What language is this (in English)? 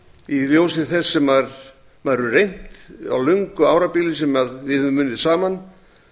Icelandic